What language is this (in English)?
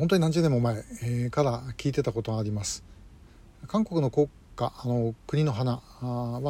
Japanese